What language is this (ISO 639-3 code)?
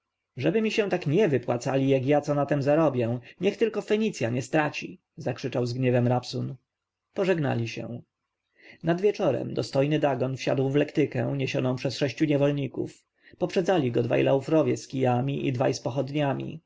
pol